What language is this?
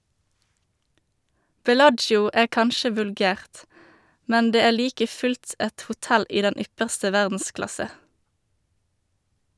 Norwegian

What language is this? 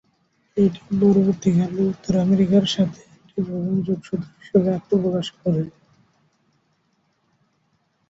Bangla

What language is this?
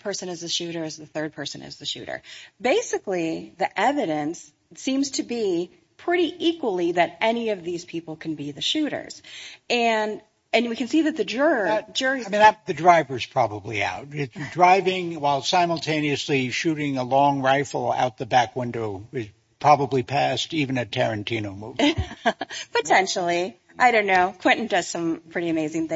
English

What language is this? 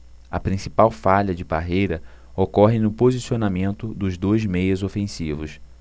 Portuguese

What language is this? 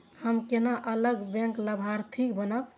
Maithili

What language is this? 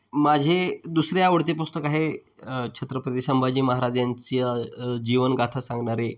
Marathi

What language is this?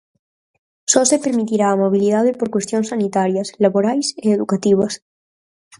Galician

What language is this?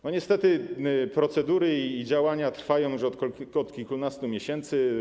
Polish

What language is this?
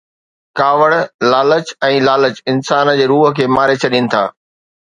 Sindhi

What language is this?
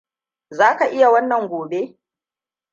Hausa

